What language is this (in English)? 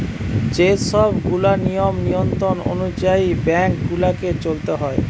Bangla